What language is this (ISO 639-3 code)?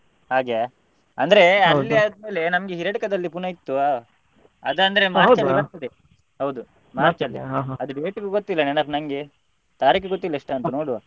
kan